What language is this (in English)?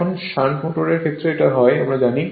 Bangla